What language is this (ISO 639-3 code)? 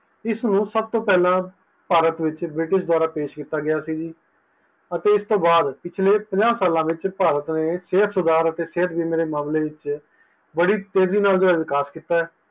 pan